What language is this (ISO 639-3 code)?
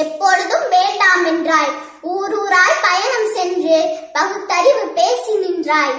tam